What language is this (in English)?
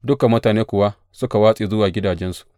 Hausa